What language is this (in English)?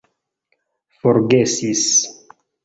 Esperanto